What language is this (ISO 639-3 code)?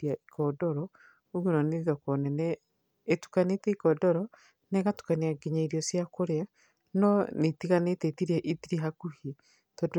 kik